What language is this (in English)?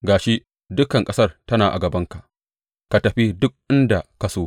Hausa